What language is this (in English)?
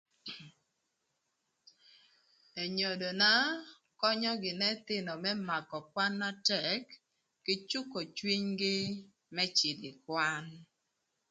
Thur